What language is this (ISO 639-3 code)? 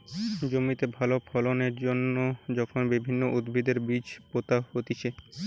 ben